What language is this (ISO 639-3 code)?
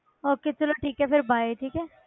pan